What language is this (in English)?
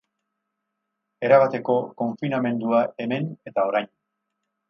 Basque